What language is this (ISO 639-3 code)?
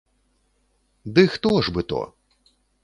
bel